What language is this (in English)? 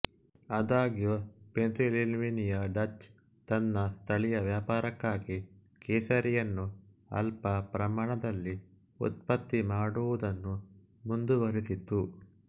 Kannada